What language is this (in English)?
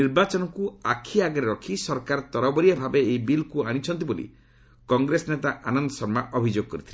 Odia